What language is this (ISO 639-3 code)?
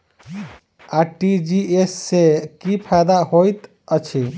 mai